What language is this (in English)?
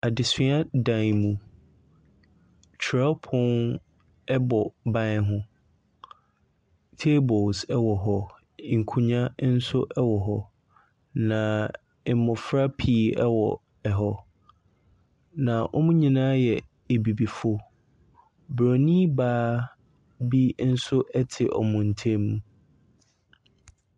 Akan